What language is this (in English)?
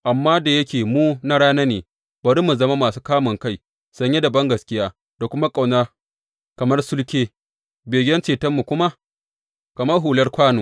Hausa